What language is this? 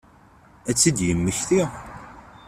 Kabyle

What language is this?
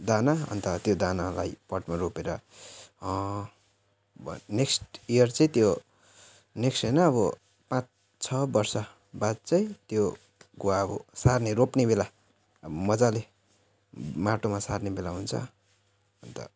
Nepali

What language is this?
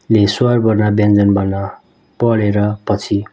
Nepali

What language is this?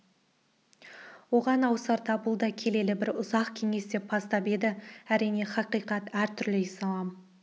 Kazakh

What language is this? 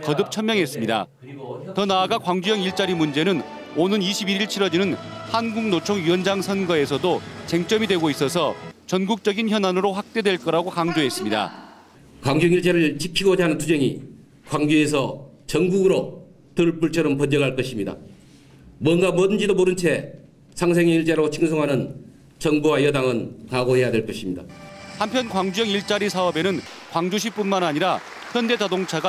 Korean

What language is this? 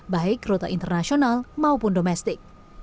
Indonesian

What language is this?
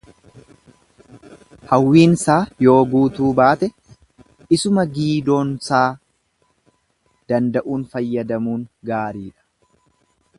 Oromo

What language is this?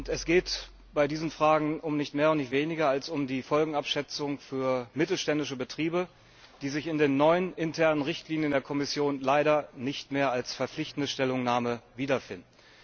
German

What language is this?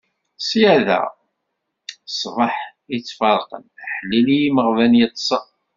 Kabyle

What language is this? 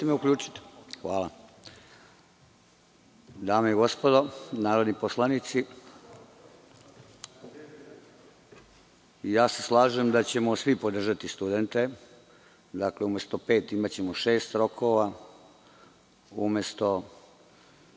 Serbian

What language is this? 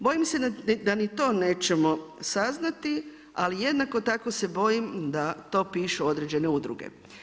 Croatian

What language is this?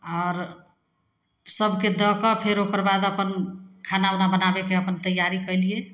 Maithili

